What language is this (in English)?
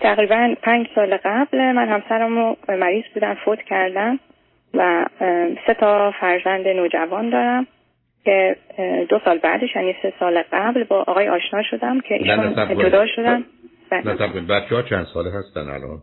Persian